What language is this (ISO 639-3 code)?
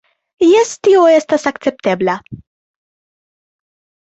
epo